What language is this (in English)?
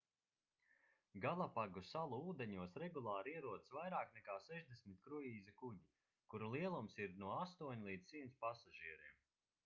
Latvian